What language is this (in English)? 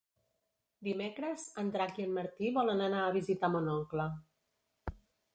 Catalan